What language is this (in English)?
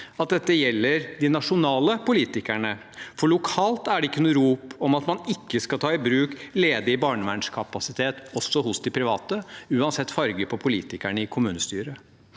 Norwegian